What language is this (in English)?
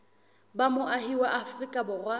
Southern Sotho